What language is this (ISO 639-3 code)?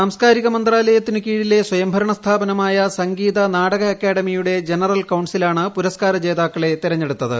mal